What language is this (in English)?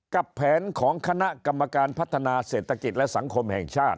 Thai